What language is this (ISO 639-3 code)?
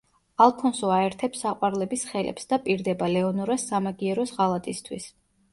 kat